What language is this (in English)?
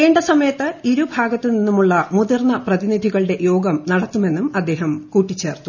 Malayalam